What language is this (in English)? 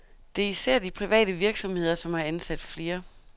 Danish